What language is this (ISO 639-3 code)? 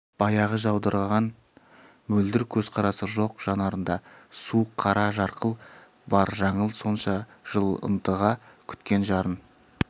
kaz